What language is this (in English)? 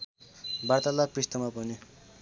Nepali